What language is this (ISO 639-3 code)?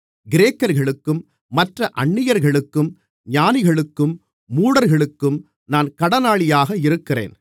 tam